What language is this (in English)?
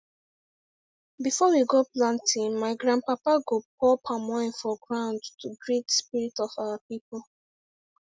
Nigerian Pidgin